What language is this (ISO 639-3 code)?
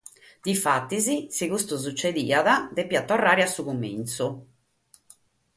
srd